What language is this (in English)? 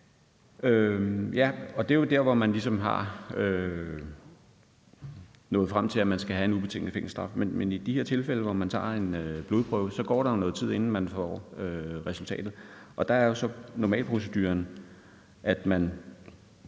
Danish